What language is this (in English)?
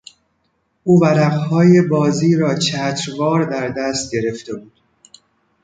Persian